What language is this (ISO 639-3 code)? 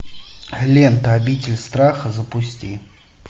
rus